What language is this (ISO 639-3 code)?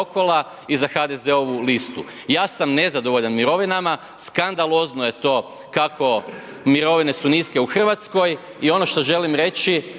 hrv